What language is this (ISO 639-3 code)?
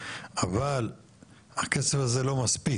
heb